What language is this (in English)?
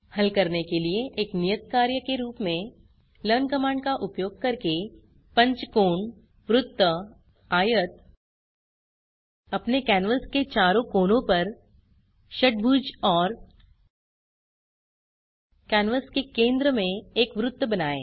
Hindi